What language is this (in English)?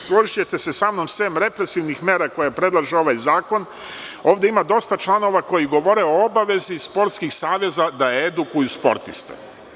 Serbian